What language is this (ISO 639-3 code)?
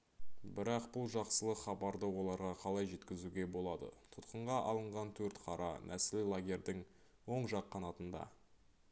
kaz